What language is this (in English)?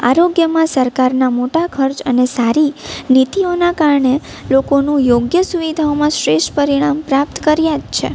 Gujarati